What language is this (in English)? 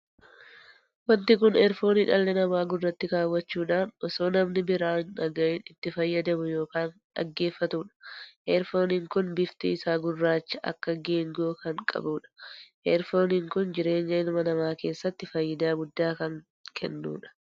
Oromo